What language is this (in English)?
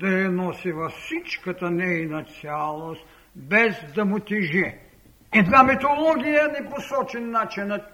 Bulgarian